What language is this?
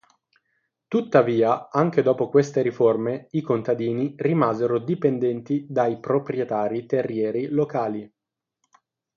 Italian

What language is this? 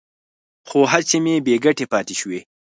Pashto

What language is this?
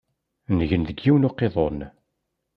Kabyle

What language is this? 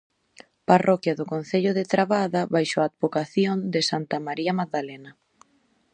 Galician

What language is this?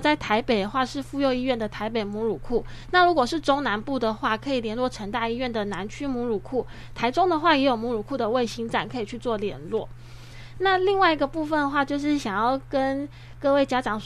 Chinese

